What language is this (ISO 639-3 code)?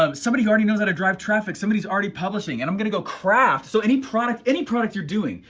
eng